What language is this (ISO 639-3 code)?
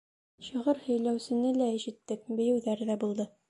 bak